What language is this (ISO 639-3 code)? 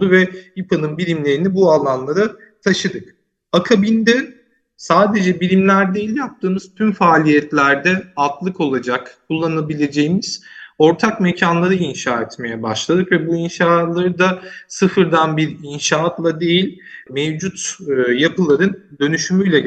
tur